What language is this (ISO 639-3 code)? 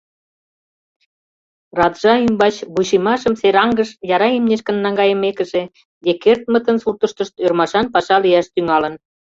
chm